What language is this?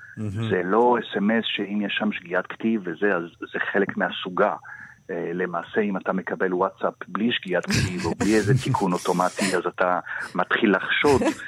Hebrew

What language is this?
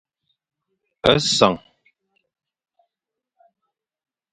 Fang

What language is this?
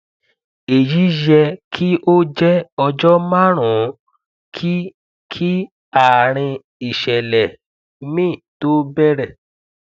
Yoruba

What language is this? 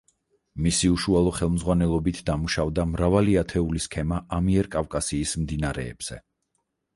Georgian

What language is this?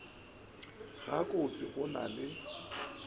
Northern Sotho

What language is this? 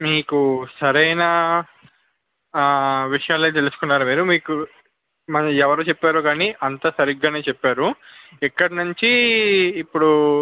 Telugu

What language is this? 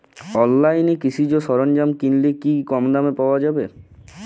Bangla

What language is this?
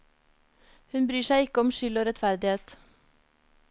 Norwegian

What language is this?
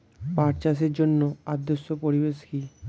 Bangla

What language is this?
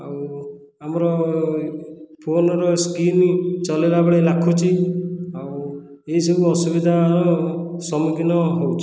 Odia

